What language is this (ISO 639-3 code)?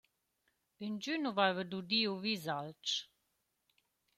roh